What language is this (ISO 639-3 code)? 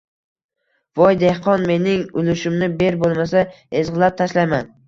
uzb